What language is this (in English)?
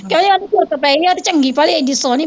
Punjabi